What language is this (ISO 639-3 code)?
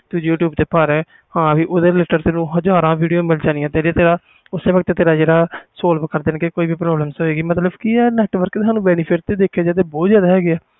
pan